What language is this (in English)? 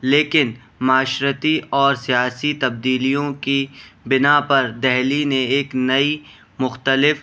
Urdu